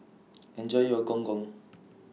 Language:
English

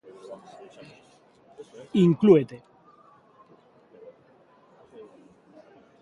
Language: Galician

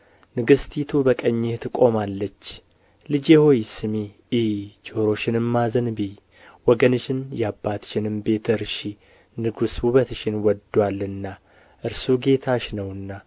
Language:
Amharic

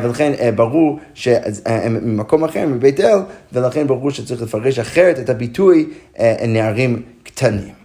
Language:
Hebrew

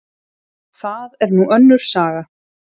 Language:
Icelandic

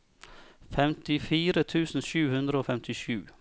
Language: Norwegian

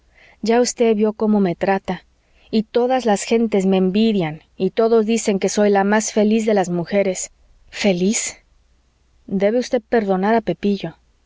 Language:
Spanish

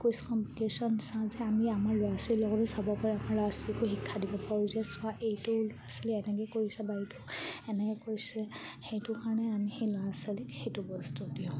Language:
Assamese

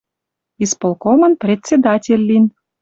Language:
Western Mari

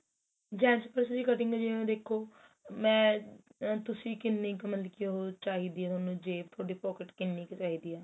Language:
Punjabi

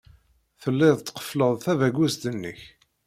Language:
Kabyle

